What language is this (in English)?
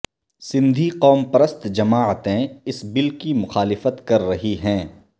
Urdu